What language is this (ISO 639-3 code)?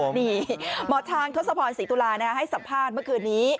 tha